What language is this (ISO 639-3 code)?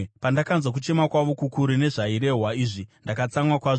sna